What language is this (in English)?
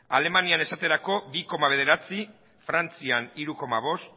Basque